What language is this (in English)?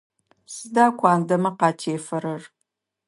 Adyghe